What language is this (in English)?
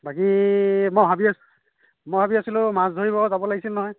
Assamese